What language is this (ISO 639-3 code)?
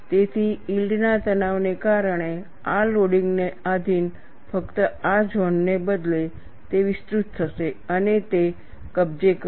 guj